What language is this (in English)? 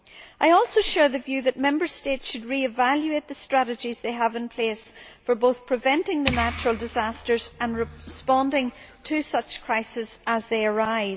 English